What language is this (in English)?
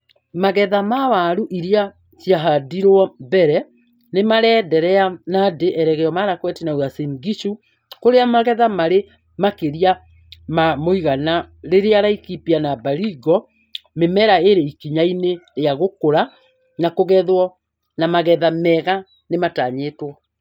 Kikuyu